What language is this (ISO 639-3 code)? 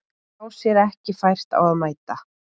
isl